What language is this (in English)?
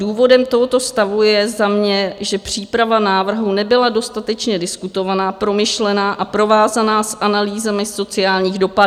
Czech